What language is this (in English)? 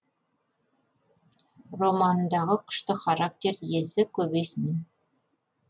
Kazakh